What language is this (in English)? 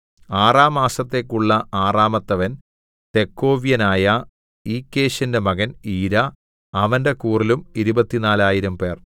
Malayalam